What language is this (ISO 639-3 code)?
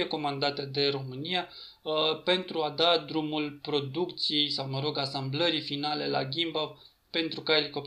ron